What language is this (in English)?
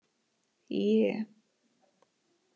Icelandic